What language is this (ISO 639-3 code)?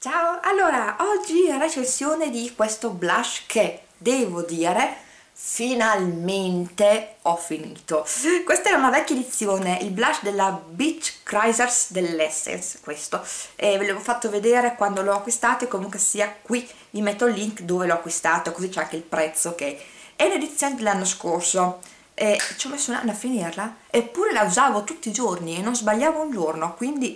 ita